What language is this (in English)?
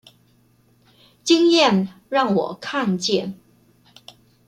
Chinese